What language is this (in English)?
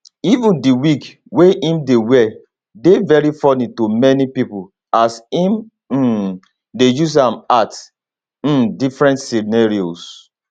Nigerian Pidgin